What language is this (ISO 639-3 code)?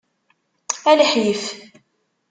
kab